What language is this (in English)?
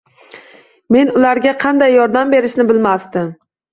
Uzbek